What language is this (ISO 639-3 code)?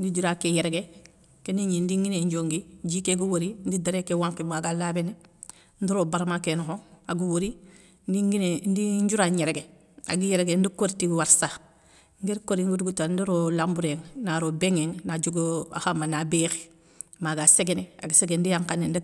snk